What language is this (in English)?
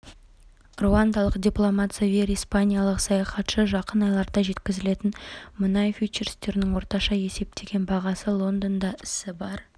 Kazakh